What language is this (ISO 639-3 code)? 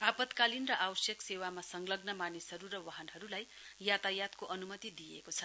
nep